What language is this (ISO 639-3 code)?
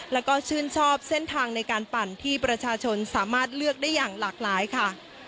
tha